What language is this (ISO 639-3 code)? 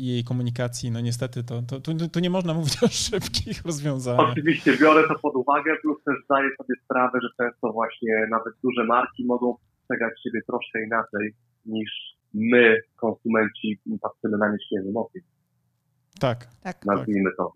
pol